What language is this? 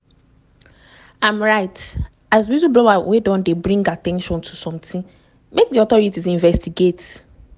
Nigerian Pidgin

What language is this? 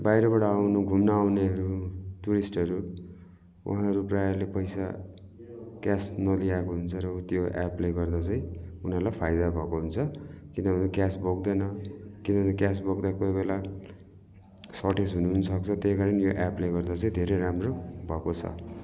Nepali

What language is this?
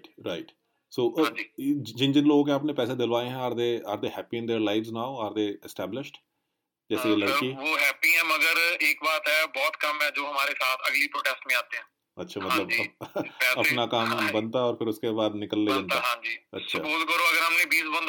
Punjabi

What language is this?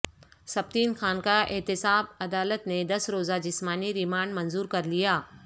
Urdu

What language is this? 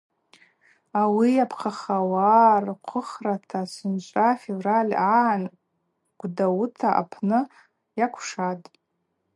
Abaza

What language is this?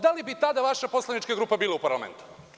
Serbian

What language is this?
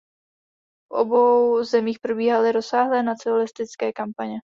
Czech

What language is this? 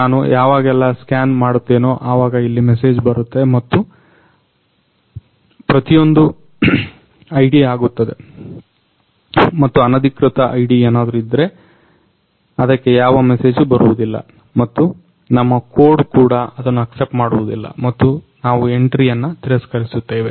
Kannada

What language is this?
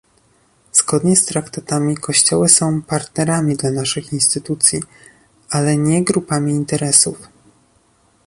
Polish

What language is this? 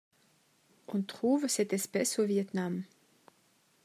French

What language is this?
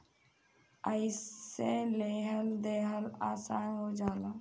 Bhojpuri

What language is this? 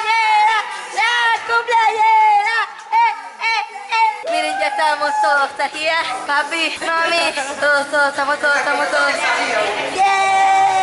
Spanish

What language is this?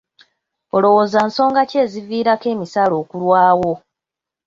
Ganda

